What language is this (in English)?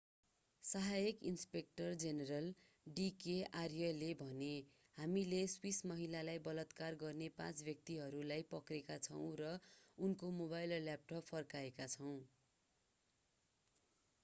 Nepali